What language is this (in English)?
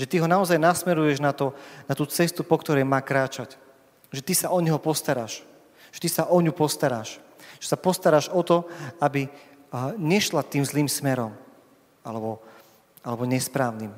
Slovak